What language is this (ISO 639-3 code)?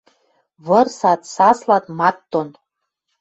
mrj